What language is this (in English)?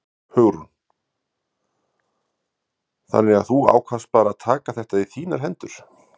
Icelandic